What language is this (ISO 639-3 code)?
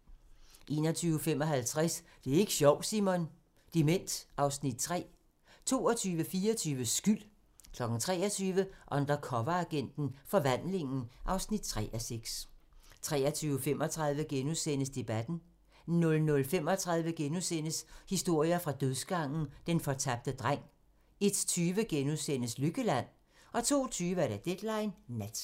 dan